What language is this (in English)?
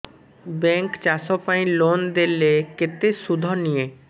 Odia